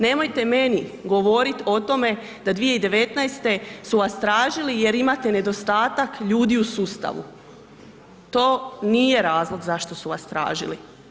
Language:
Croatian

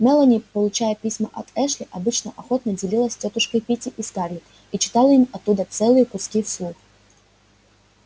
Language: Russian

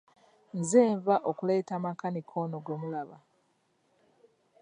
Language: Ganda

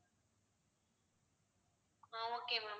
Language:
Tamil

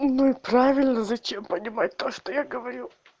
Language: Russian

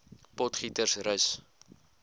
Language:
Afrikaans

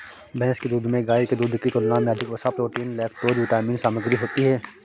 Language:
Hindi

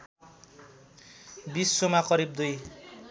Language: Nepali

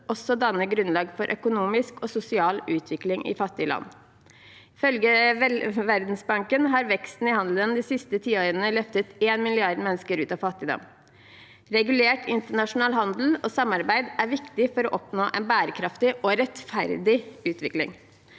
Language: Norwegian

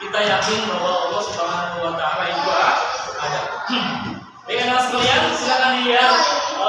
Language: Indonesian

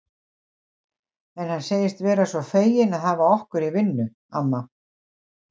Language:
Icelandic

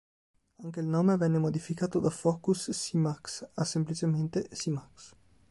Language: Italian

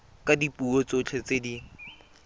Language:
Tswana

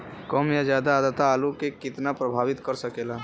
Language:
Bhojpuri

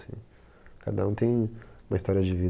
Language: Portuguese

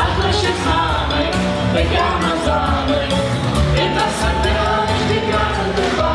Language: Polish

